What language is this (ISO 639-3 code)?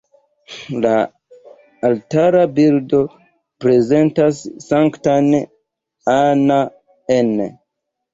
epo